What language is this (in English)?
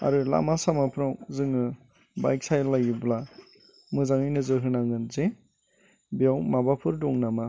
Bodo